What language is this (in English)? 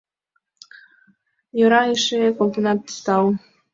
Mari